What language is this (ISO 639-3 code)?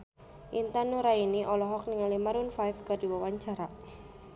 sun